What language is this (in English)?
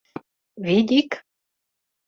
Mari